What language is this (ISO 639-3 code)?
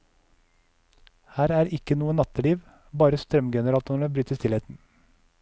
nor